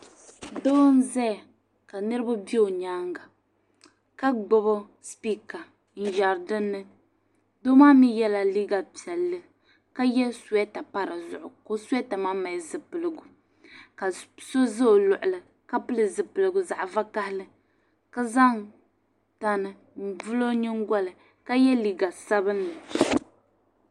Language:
Dagbani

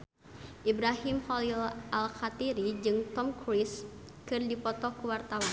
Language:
Sundanese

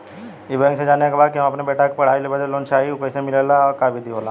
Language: Bhojpuri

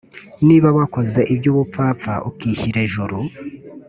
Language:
Kinyarwanda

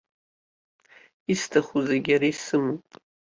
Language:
Abkhazian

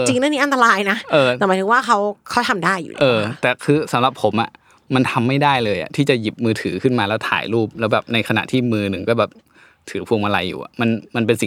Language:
Thai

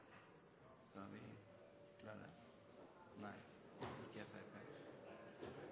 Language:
Norwegian Nynorsk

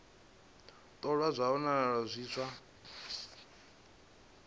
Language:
Venda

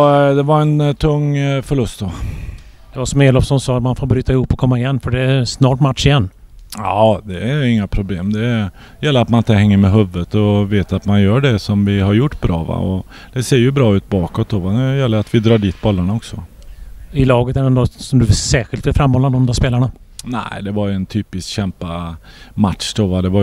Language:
Swedish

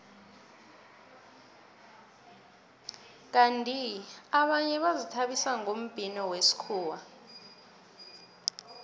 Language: South Ndebele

